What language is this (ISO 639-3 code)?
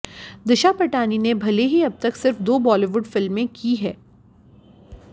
hin